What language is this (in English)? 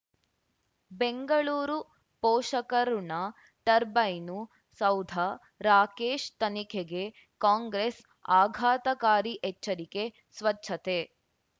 Kannada